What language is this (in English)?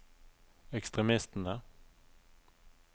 Norwegian